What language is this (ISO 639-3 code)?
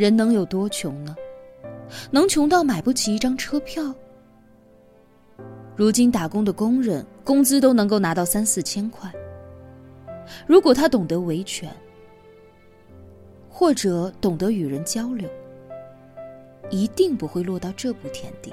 zho